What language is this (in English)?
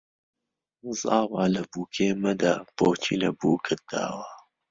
Central Kurdish